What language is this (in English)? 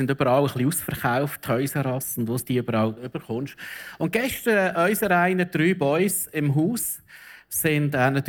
German